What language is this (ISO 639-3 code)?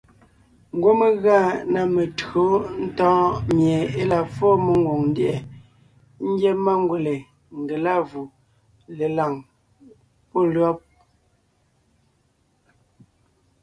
nnh